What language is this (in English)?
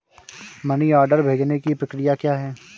Hindi